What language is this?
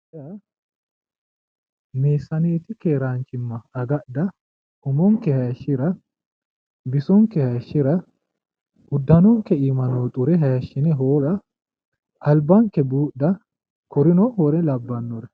Sidamo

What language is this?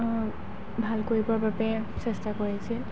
Assamese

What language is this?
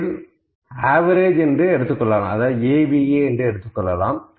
Tamil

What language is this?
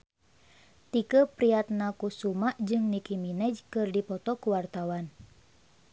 Sundanese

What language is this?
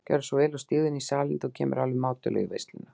Icelandic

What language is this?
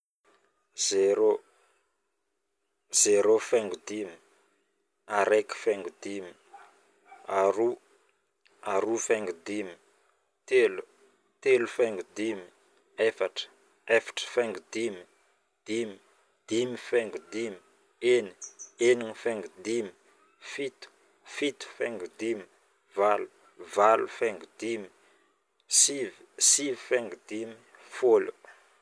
Northern Betsimisaraka Malagasy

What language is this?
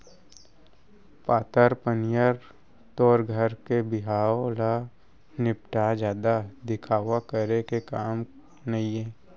Chhattisgarhi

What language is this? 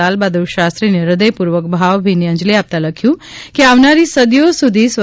Gujarati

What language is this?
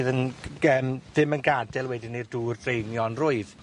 Welsh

